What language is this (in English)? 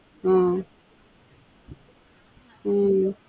Tamil